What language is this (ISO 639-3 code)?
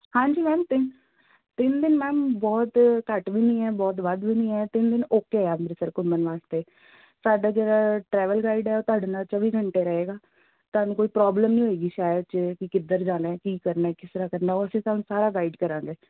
pan